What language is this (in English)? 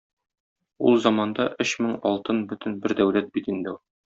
Tatar